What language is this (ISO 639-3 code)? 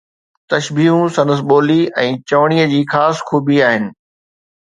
snd